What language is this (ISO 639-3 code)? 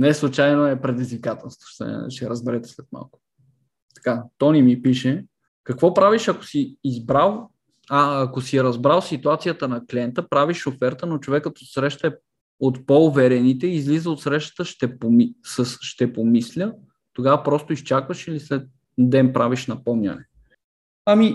bul